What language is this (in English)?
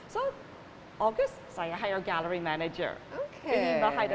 Indonesian